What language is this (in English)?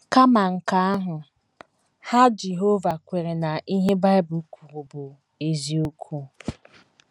Igbo